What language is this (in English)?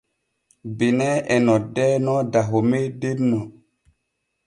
Borgu Fulfulde